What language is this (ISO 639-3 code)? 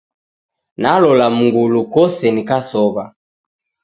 dav